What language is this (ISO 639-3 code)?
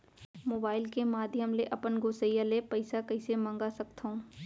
hne